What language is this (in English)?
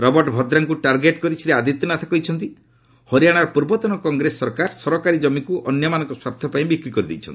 Odia